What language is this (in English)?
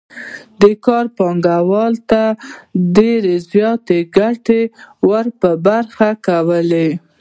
Pashto